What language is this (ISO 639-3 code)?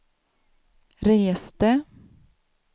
swe